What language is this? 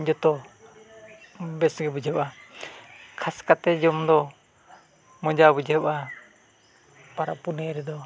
Santali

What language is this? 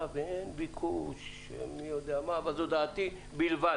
Hebrew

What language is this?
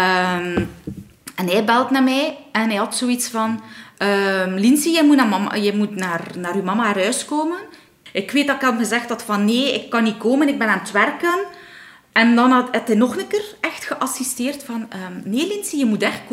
Dutch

